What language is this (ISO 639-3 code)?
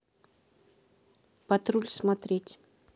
rus